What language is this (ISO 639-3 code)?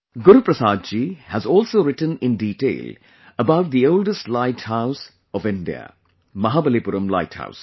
eng